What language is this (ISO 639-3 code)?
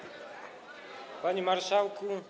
pol